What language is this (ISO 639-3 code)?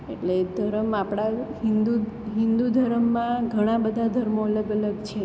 guj